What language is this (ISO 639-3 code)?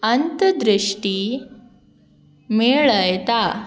kok